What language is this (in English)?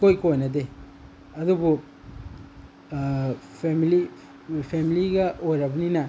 Manipuri